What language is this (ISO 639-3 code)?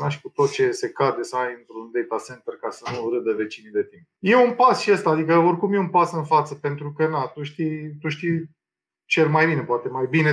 ron